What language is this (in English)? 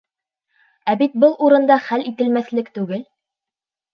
Bashkir